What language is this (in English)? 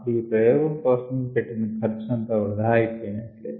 Telugu